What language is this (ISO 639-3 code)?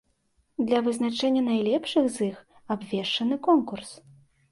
bel